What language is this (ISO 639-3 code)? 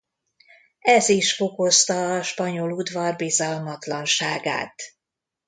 hun